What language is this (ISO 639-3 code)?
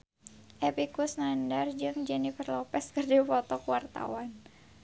sun